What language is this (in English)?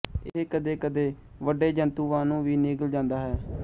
Punjabi